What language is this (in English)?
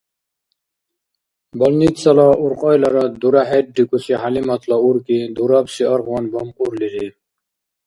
Dargwa